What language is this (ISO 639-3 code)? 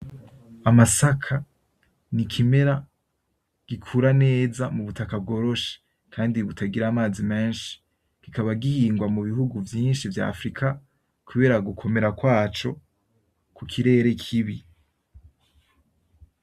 run